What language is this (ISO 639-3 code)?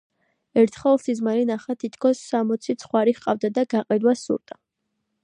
kat